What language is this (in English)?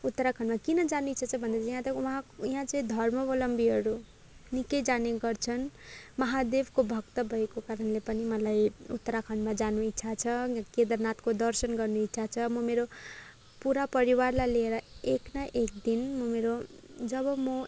Nepali